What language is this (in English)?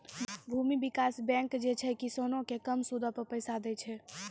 Maithili